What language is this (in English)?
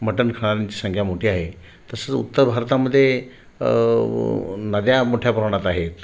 Marathi